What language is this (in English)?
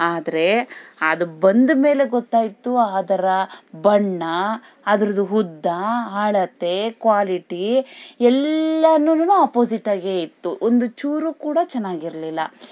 Kannada